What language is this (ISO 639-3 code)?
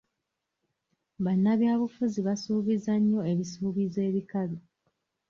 lug